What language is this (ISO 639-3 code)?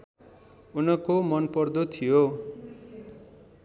nep